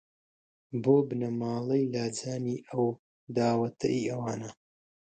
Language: Central Kurdish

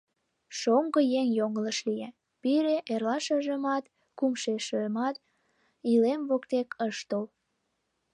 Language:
Mari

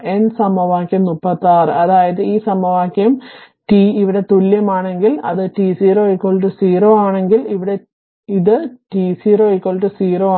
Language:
Malayalam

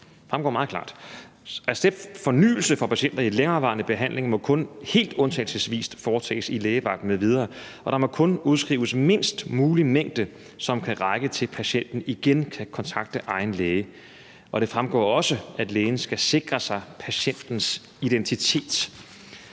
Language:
Danish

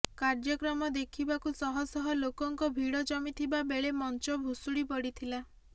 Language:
Odia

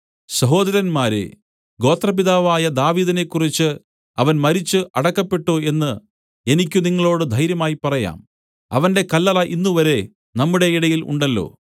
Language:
Malayalam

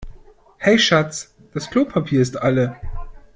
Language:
German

